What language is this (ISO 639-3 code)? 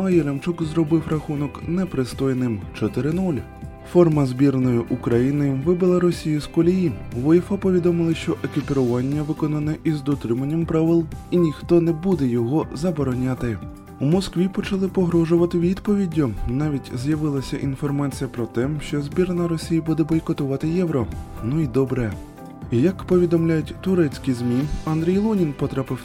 ukr